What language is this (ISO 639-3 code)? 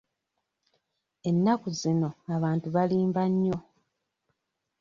lug